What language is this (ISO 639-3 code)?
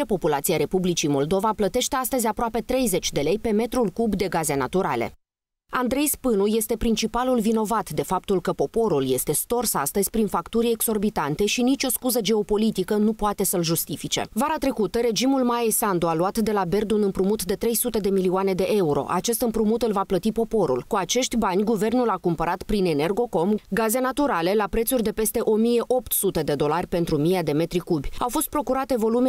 ron